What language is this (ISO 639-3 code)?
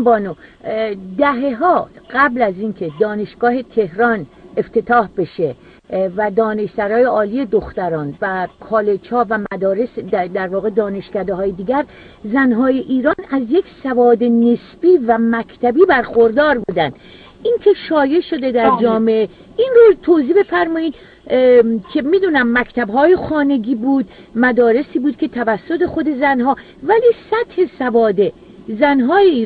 fas